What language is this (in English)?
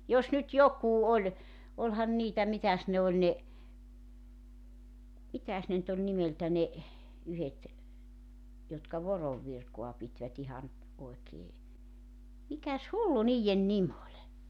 Finnish